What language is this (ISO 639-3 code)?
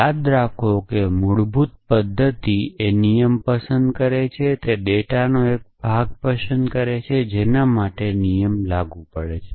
guj